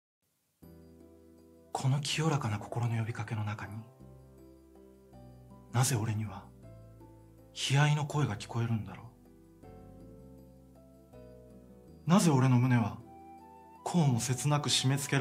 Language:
Japanese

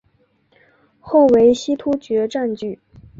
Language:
Chinese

